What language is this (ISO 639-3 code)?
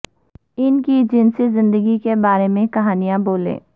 urd